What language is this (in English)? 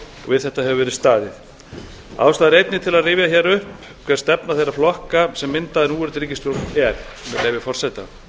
Icelandic